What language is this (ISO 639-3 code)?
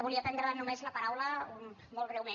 cat